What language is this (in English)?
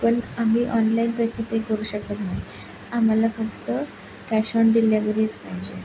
Marathi